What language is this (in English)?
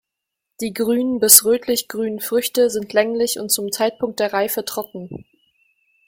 German